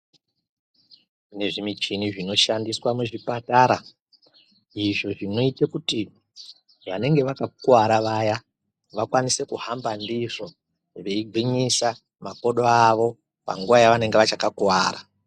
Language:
Ndau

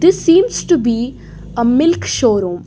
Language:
English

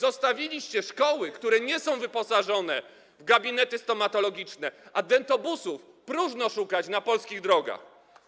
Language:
Polish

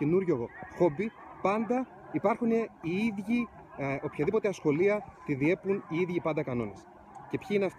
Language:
Greek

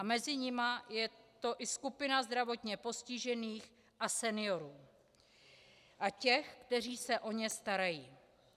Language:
Czech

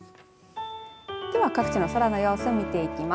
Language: Japanese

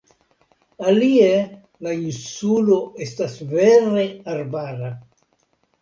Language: Esperanto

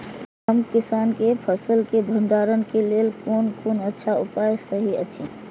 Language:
Maithili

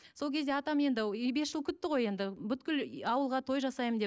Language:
Kazakh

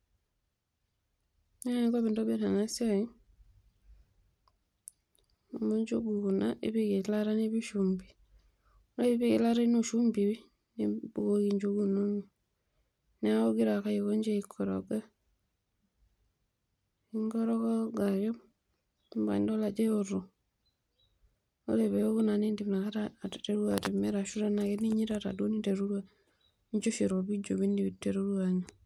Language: Masai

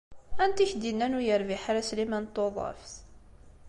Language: Kabyle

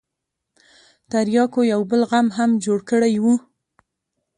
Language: Pashto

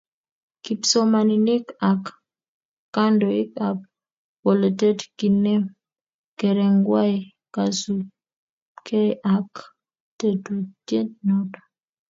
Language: Kalenjin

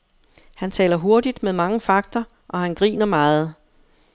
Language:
Danish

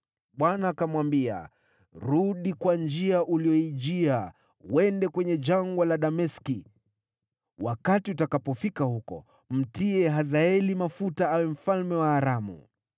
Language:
Swahili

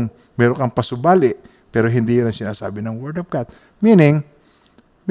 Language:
Filipino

